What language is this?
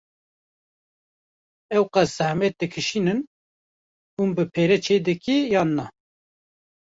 Kurdish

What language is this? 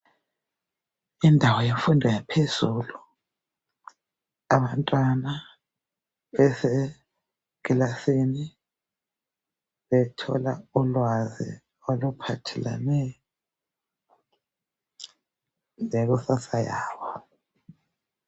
North Ndebele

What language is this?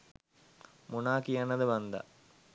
Sinhala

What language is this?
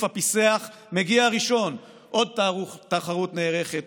Hebrew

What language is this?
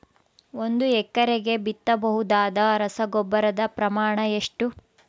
Kannada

